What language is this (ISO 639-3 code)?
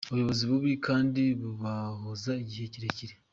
kin